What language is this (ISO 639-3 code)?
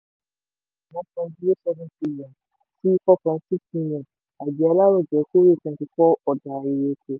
yor